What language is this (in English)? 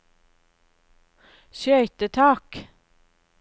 Norwegian